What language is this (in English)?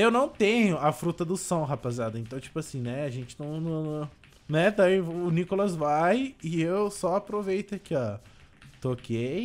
Portuguese